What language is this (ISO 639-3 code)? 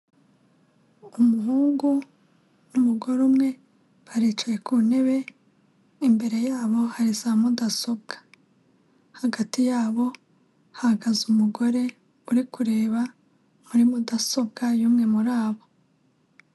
kin